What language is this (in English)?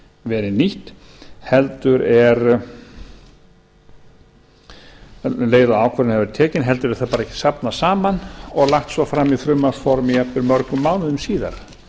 Icelandic